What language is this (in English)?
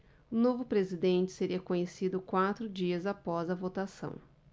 Portuguese